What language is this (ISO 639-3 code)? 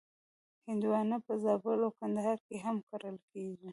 pus